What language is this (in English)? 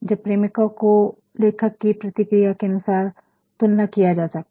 Hindi